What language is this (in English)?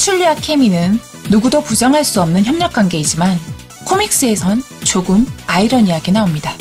Korean